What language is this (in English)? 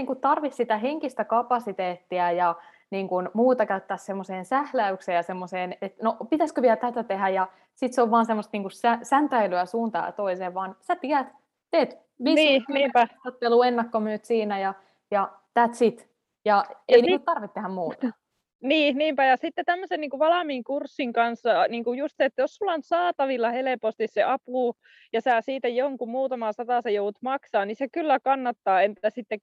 Finnish